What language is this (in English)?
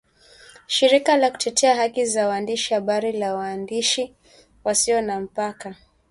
Swahili